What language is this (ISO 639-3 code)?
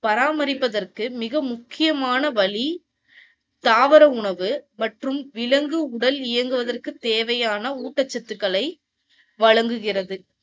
tam